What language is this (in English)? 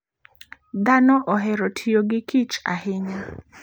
Luo (Kenya and Tanzania)